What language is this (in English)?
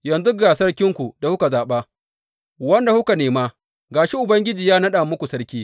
Hausa